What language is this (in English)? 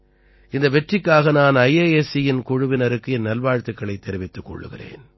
Tamil